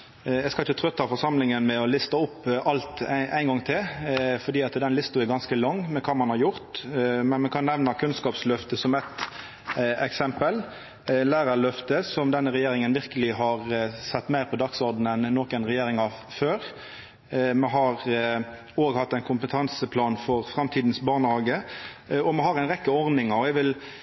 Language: Norwegian Nynorsk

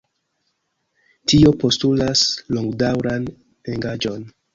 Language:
Esperanto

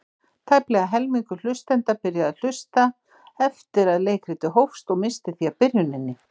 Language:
Icelandic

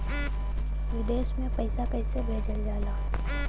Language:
Bhojpuri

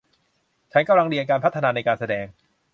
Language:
Thai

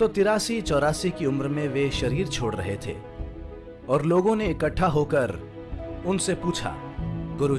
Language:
Hindi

